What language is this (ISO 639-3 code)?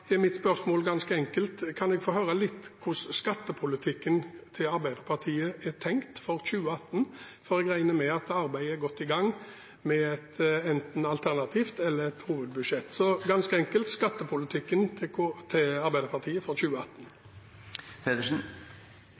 nob